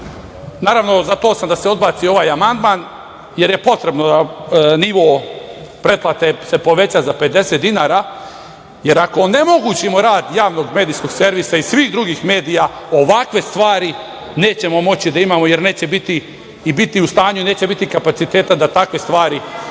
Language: Serbian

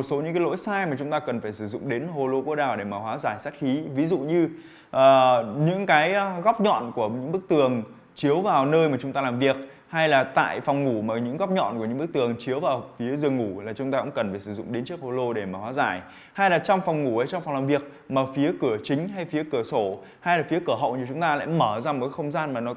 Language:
Vietnamese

